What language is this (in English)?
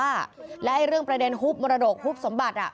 Thai